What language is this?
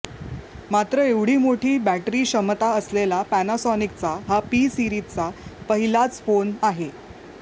Marathi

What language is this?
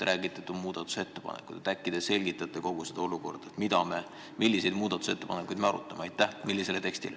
Estonian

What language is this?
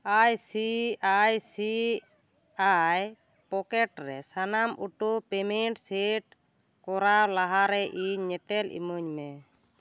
Santali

